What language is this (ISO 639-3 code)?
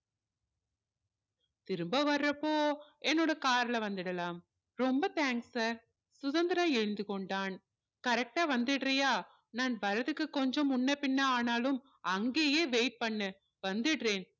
tam